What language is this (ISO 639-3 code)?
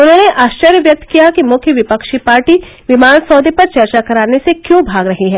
hin